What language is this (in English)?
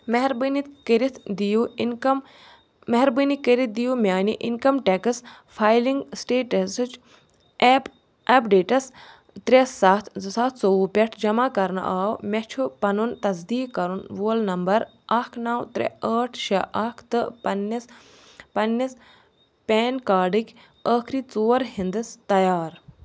Kashmiri